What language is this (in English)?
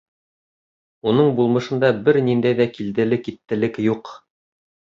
Bashkir